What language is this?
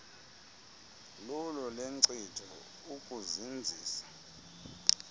Xhosa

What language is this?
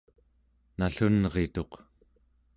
Central Yupik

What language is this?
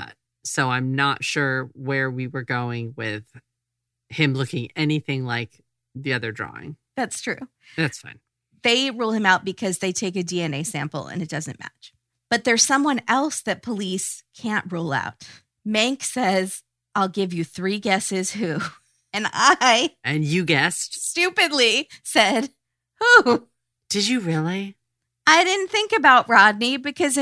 English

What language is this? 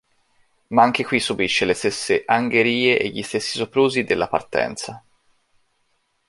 Italian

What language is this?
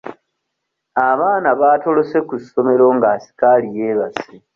Ganda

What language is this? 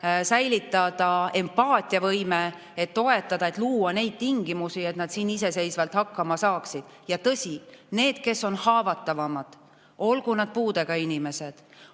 Estonian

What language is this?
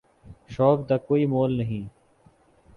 Urdu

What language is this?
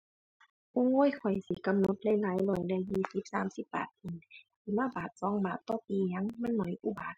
Thai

